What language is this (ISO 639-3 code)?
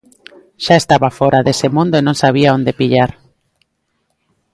glg